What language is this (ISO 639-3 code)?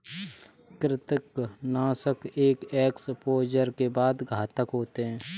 hin